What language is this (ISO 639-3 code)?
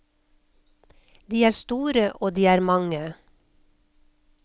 nor